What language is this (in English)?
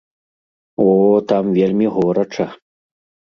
Belarusian